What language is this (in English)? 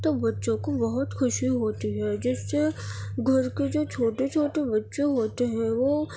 Urdu